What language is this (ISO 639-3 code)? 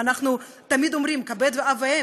heb